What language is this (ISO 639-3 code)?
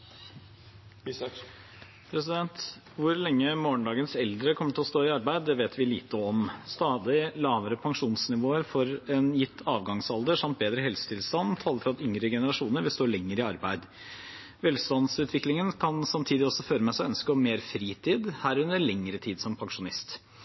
nob